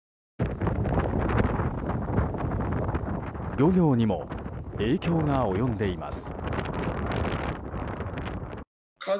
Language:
Japanese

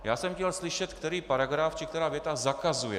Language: Czech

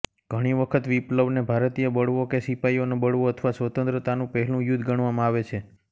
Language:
Gujarati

